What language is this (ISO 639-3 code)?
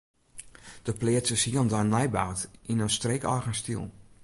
fry